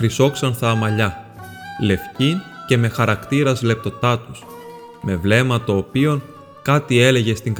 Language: Greek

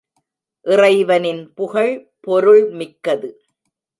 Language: Tamil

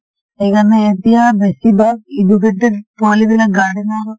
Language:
Assamese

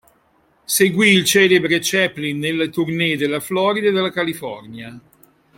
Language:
Italian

